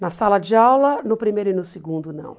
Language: Portuguese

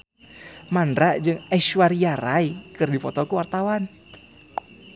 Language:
Sundanese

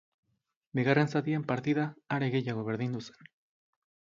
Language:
Basque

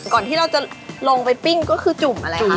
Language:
Thai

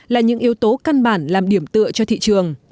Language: Vietnamese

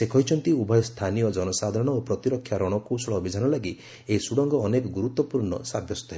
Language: Odia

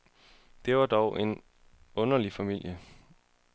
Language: Danish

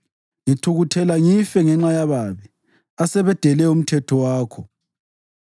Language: North Ndebele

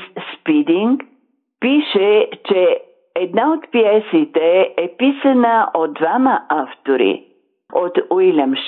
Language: Bulgarian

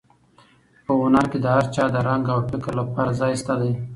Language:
Pashto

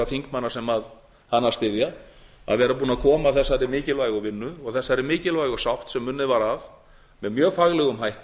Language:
Icelandic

